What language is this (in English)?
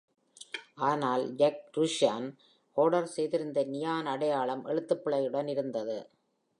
Tamil